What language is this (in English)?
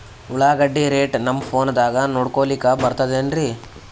Kannada